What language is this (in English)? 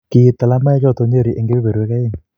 Kalenjin